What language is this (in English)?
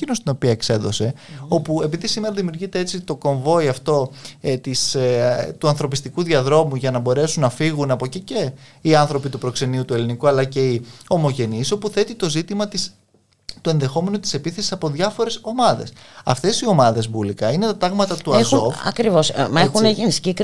Greek